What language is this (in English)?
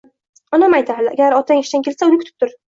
Uzbek